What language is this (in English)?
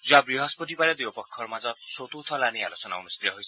Assamese